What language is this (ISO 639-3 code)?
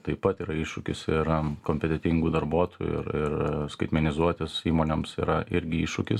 lit